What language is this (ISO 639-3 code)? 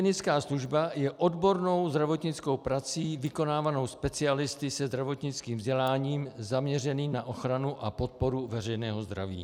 ces